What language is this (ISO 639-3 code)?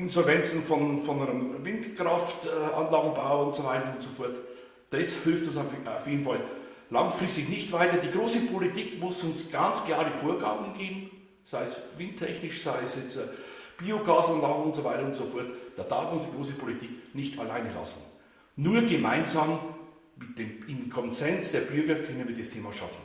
deu